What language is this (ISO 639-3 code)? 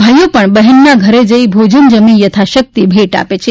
guj